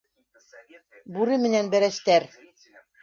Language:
Bashkir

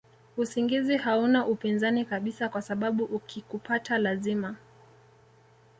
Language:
Swahili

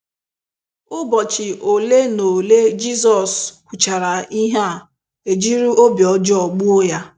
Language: Igbo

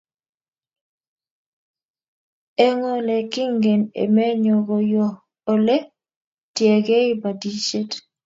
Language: Kalenjin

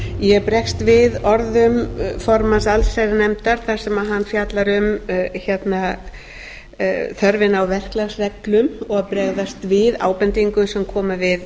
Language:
Icelandic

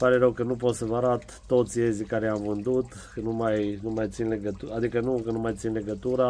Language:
Romanian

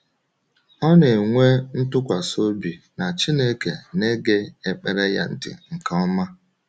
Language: Igbo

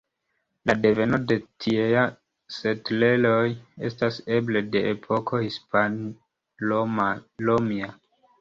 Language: Esperanto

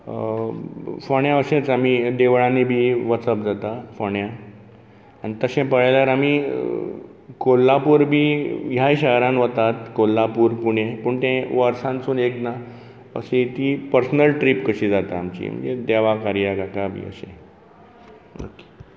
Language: Konkani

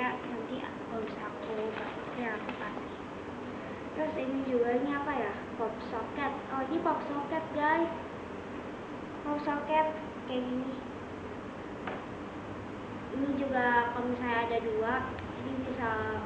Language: Indonesian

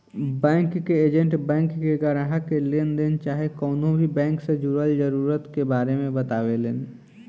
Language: Bhojpuri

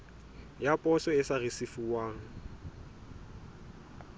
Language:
Southern Sotho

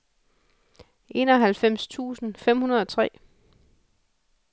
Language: Danish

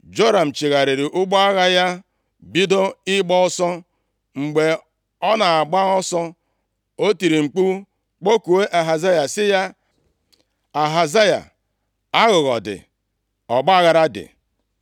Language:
Igbo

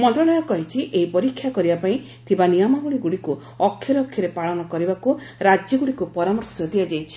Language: Odia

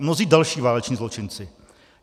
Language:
Czech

